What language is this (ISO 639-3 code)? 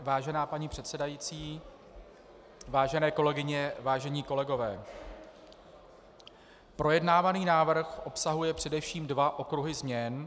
ces